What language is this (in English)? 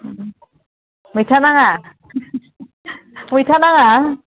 Bodo